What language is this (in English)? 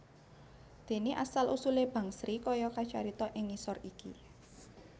Javanese